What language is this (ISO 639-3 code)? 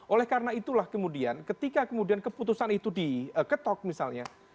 ind